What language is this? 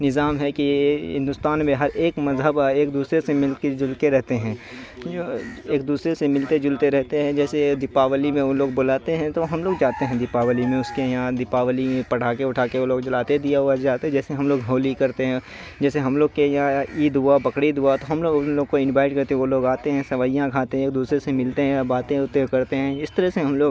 Urdu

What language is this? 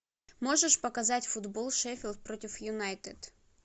Russian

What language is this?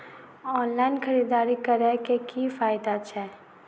Maithili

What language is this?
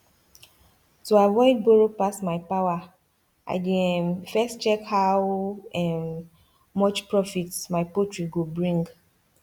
Nigerian Pidgin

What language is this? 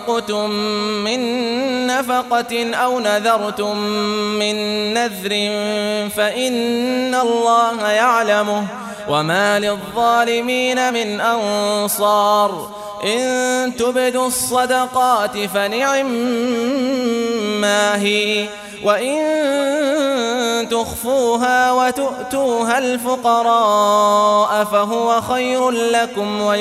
Arabic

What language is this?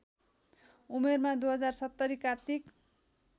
Nepali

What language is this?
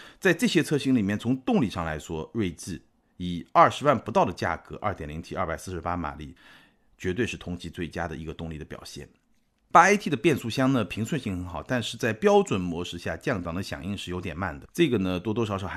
Chinese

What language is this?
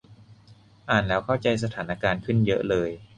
Thai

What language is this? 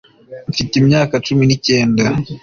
Kinyarwanda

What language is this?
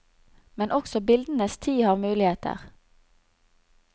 Norwegian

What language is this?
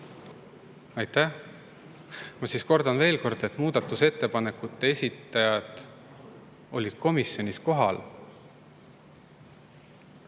Estonian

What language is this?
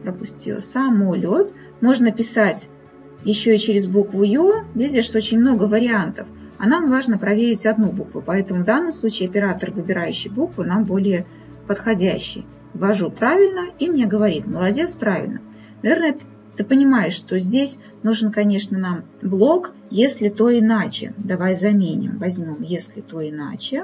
Russian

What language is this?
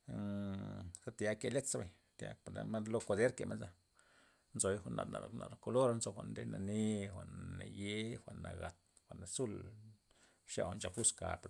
Loxicha Zapotec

